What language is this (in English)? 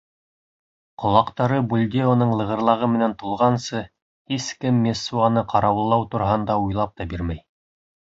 Bashkir